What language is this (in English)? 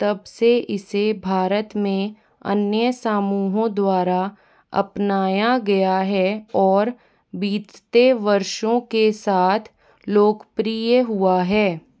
Hindi